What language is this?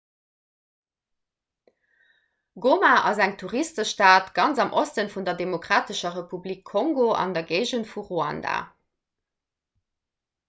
Luxembourgish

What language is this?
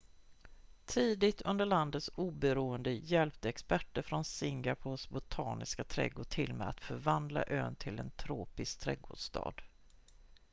Swedish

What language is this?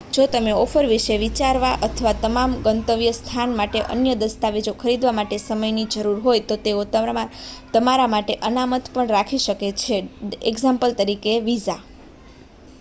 Gujarati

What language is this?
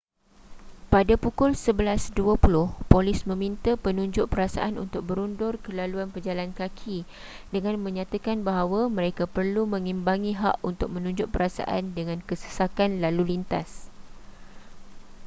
Malay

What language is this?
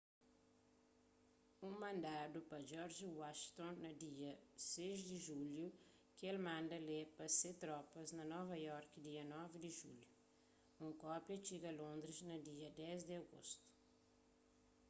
Kabuverdianu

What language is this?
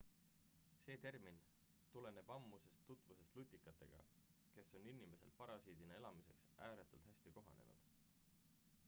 Estonian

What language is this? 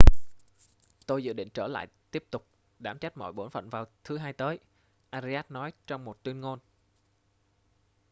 Vietnamese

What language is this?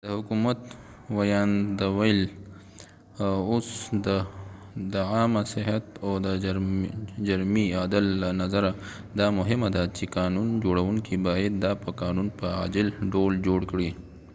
Pashto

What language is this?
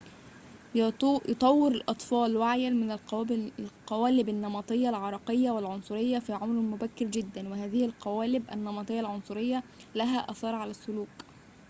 Arabic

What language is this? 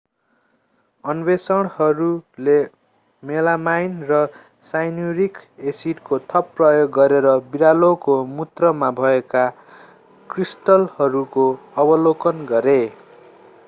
Nepali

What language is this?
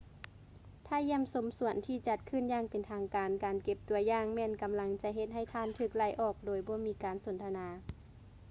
Lao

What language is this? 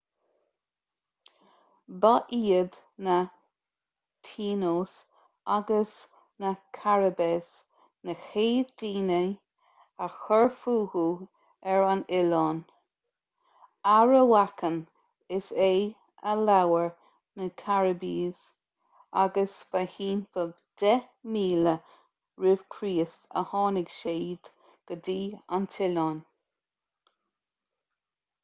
Irish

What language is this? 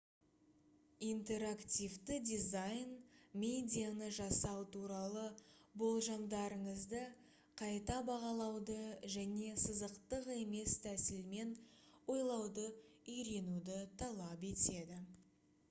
Kazakh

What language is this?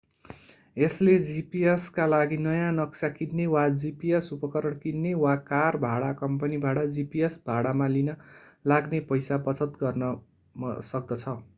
Nepali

